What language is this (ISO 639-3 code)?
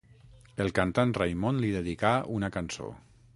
cat